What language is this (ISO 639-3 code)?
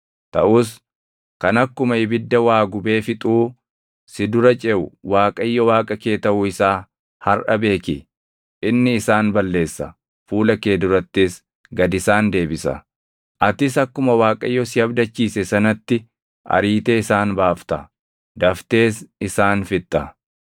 orm